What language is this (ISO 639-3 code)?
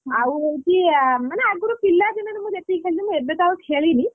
ori